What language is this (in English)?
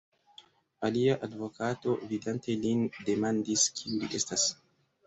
Esperanto